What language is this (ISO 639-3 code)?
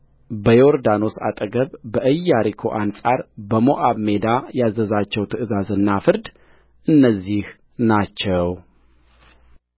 amh